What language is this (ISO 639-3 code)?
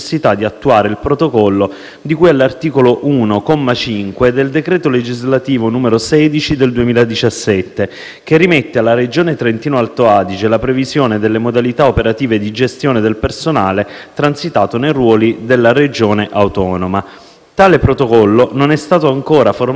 ita